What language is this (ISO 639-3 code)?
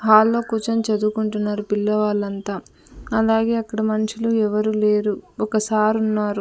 tel